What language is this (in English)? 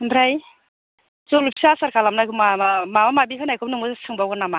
Bodo